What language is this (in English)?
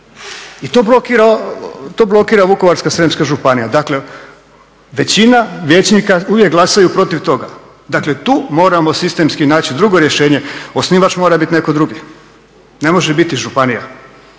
Croatian